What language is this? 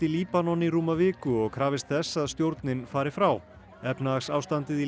Icelandic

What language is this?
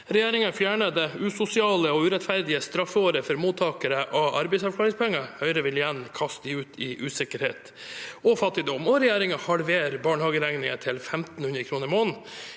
Norwegian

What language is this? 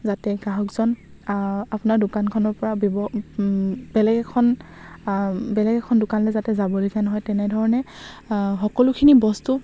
Assamese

